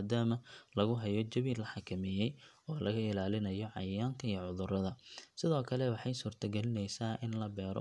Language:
Somali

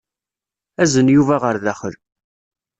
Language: Kabyle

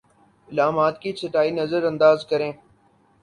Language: Urdu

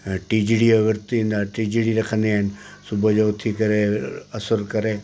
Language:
Sindhi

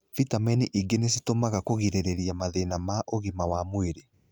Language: Kikuyu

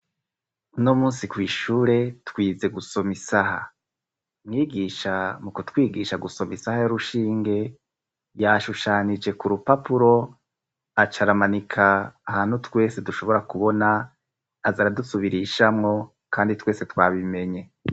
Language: Rundi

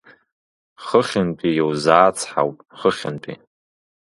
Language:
Abkhazian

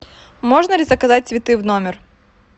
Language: Russian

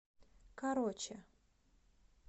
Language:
Russian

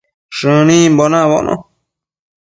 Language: Matsés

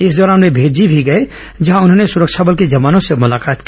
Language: Hindi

